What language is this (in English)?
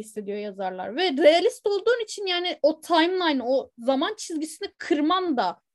Turkish